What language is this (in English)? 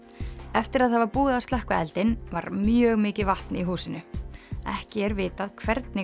Icelandic